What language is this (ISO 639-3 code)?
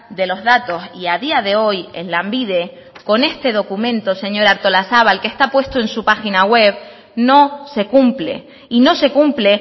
spa